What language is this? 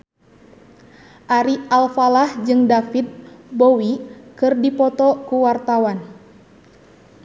Sundanese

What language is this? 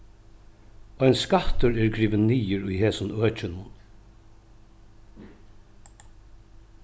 Faroese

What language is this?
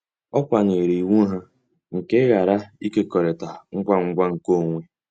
Igbo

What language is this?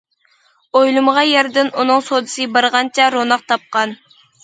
Uyghur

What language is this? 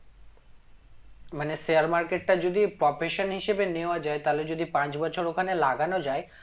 Bangla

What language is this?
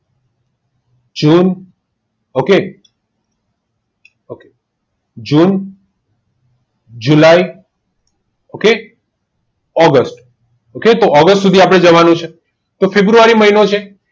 Gujarati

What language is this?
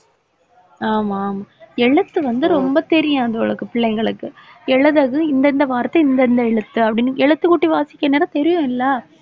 Tamil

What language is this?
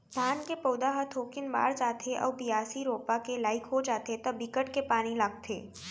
Chhattisgarhi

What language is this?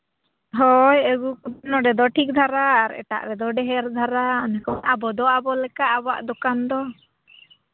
Santali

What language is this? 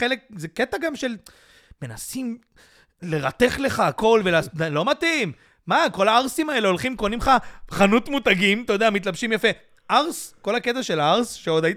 Hebrew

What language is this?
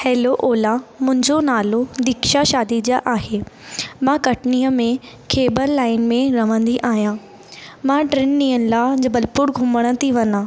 Sindhi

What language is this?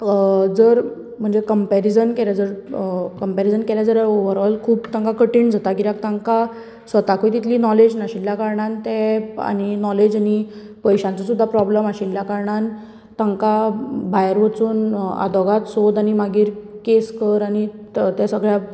Konkani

